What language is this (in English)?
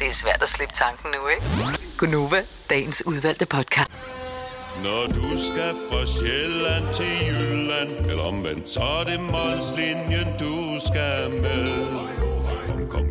Danish